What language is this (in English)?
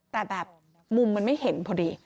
Thai